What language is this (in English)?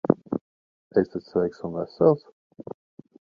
Latvian